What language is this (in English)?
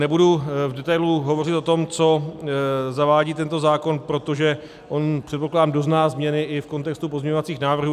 Czech